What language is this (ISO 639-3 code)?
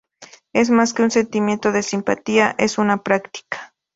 spa